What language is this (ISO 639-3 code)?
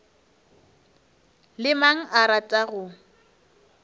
nso